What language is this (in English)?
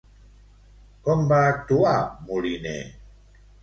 Catalan